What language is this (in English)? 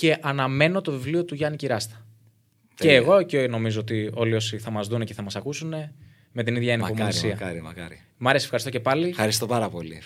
Greek